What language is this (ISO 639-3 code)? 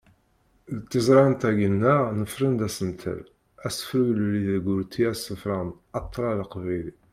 kab